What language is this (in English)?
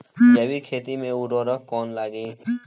Bhojpuri